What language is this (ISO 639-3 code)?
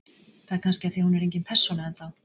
isl